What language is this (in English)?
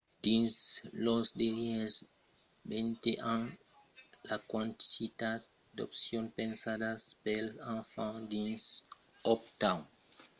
Occitan